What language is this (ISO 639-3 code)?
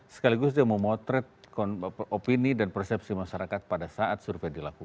ind